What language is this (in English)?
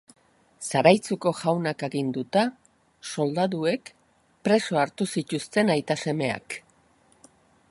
Basque